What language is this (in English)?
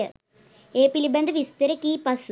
Sinhala